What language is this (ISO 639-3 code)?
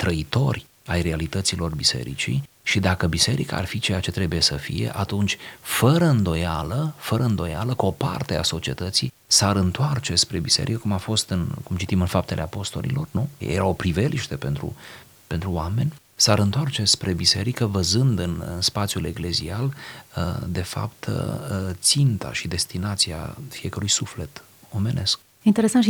ron